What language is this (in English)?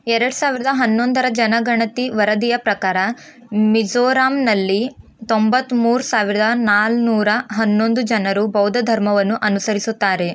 Kannada